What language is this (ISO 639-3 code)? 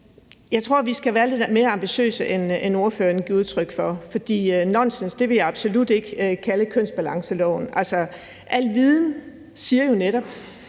dan